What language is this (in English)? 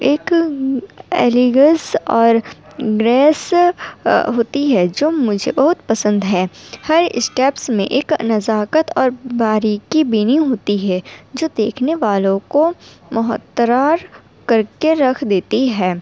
Urdu